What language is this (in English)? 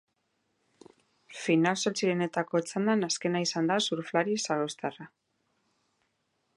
Basque